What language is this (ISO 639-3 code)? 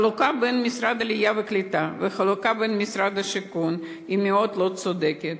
heb